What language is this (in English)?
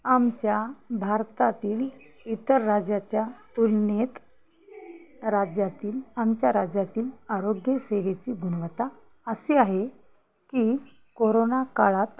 Marathi